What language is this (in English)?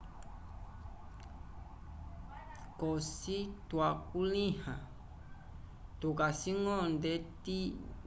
Umbundu